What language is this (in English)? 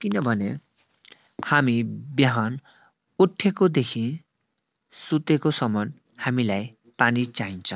Nepali